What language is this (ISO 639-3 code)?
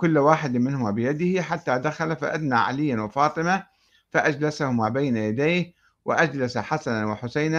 ara